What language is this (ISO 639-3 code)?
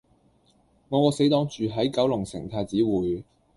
yue